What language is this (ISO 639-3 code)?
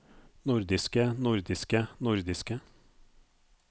nor